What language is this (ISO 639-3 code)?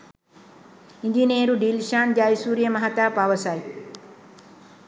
sin